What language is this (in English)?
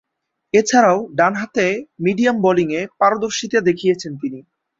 Bangla